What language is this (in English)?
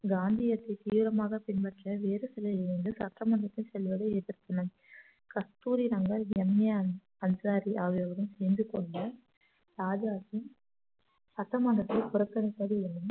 Tamil